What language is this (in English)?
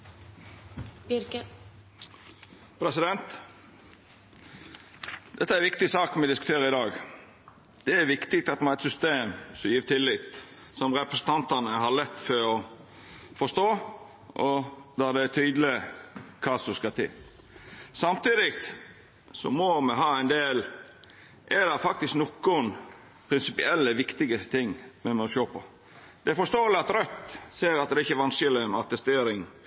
Norwegian Nynorsk